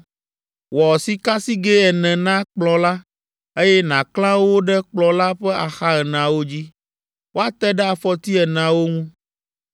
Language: Ewe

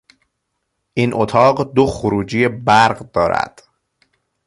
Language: Persian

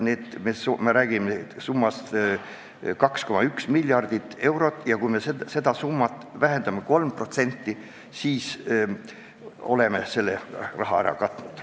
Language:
Estonian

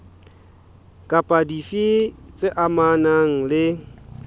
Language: Southern Sotho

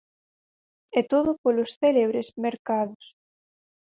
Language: Galician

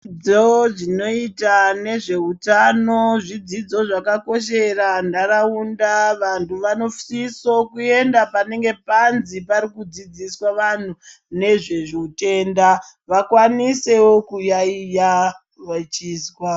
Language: Ndau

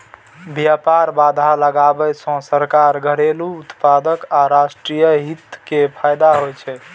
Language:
Maithili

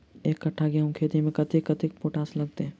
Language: Maithili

